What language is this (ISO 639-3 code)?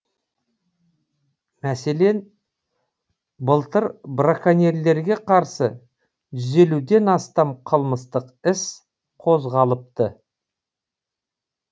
kaz